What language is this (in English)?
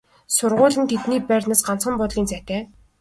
Mongolian